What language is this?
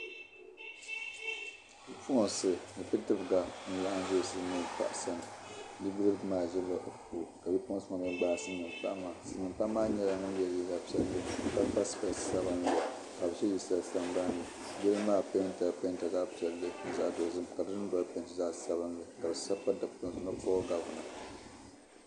Dagbani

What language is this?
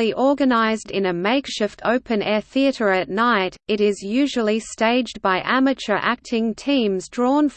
English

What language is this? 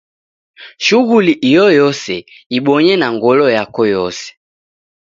Taita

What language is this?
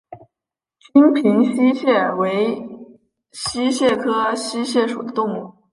Chinese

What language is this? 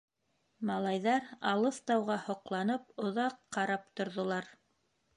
Bashkir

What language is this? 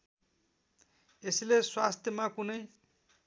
Nepali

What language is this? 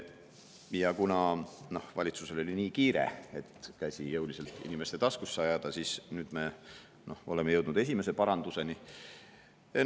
Estonian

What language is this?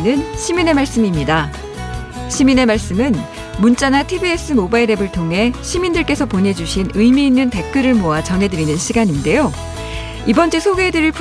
Korean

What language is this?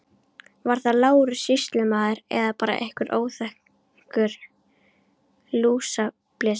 Icelandic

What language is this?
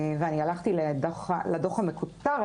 Hebrew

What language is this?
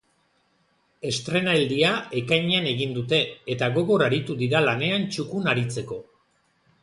Basque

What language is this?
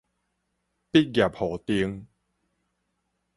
Min Nan Chinese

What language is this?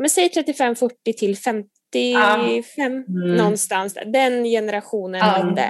Swedish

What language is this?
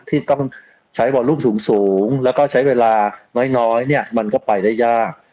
Thai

